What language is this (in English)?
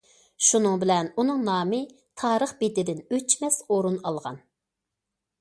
Uyghur